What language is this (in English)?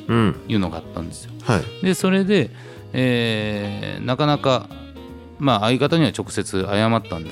Japanese